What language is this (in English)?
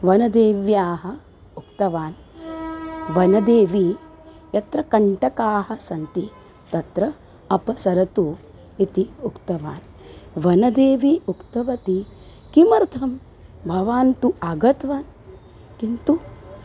Sanskrit